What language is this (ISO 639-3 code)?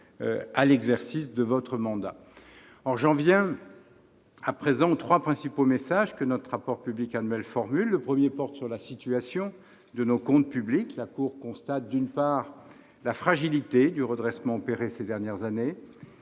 fra